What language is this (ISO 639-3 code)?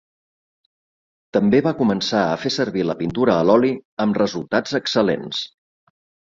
cat